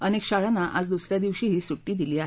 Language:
Marathi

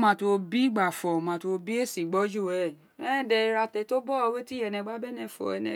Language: Isekiri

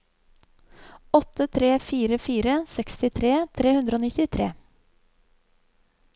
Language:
Norwegian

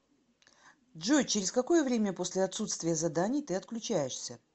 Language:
Russian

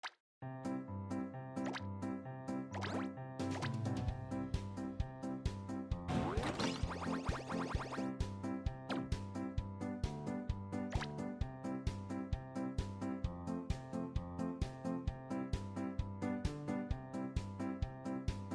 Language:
Japanese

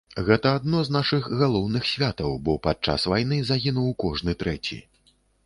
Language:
Belarusian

